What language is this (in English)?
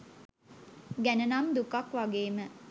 Sinhala